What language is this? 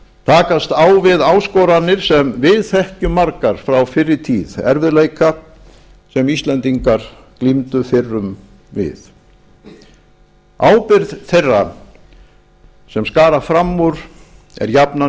Icelandic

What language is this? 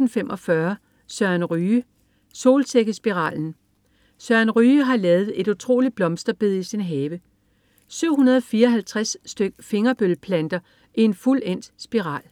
Danish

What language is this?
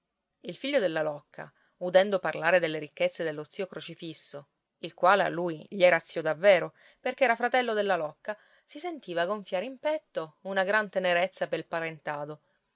Italian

